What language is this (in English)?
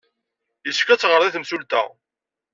Kabyle